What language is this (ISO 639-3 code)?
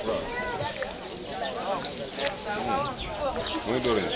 wol